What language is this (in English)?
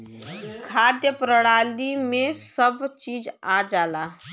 Bhojpuri